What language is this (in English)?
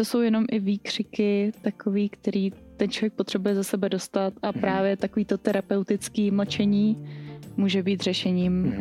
Czech